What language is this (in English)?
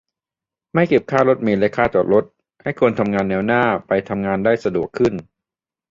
Thai